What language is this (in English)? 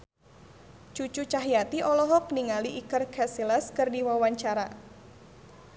Sundanese